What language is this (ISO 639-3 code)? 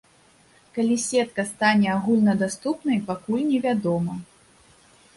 bel